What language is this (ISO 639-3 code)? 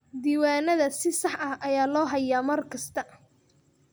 som